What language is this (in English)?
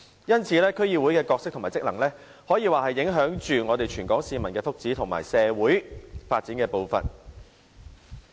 Cantonese